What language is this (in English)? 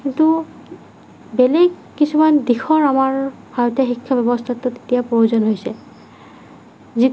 Assamese